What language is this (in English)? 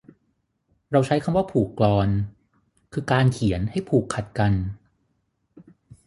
Thai